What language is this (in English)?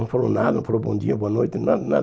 Portuguese